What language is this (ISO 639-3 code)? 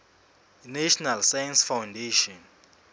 sot